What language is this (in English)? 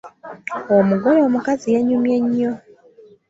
Ganda